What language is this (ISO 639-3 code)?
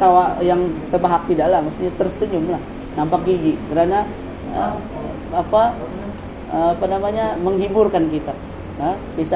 msa